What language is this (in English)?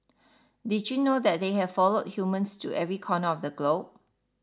English